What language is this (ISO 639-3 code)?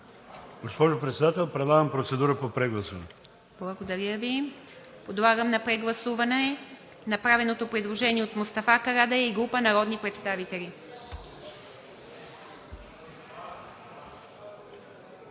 bul